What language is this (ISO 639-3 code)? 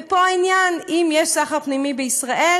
heb